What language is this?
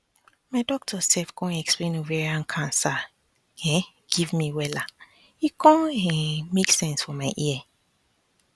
Nigerian Pidgin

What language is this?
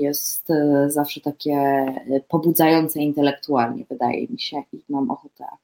Polish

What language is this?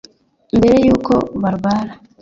Kinyarwanda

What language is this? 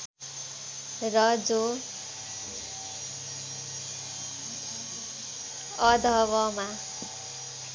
Nepali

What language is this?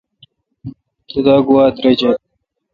Kalkoti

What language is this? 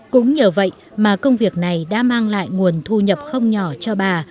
Vietnamese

